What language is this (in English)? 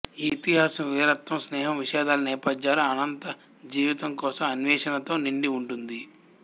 Telugu